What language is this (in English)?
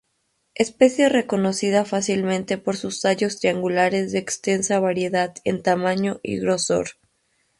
Spanish